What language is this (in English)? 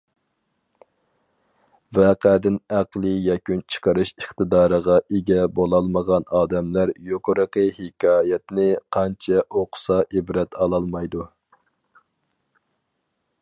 Uyghur